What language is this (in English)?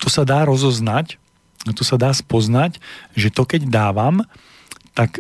Slovak